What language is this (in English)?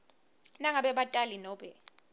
Swati